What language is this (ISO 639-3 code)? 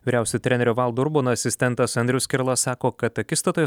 lit